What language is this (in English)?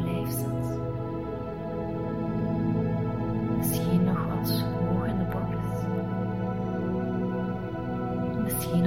Dutch